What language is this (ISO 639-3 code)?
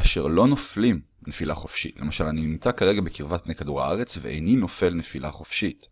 heb